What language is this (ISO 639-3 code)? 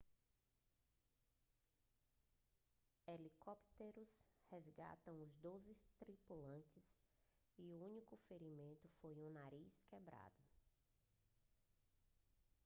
por